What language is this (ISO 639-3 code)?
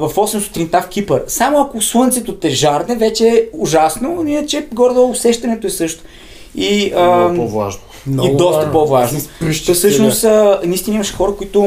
bul